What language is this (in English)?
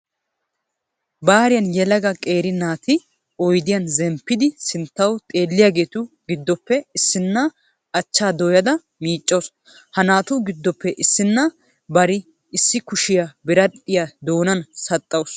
Wolaytta